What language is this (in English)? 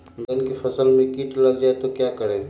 Magahi